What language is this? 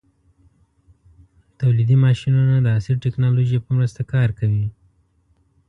Pashto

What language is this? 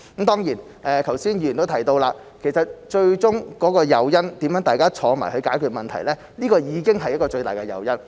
Cantonese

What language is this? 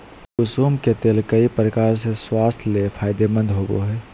Magahi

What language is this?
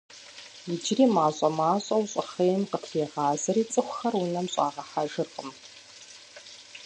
Kabardian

